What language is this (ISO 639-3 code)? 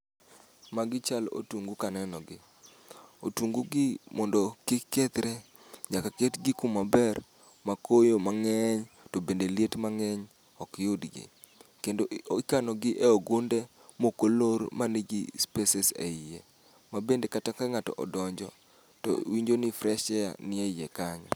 luo